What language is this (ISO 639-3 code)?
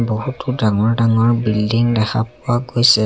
asm